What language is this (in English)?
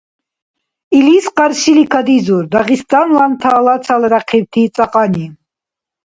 Dargwa